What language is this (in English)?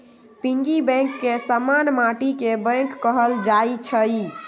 Magahi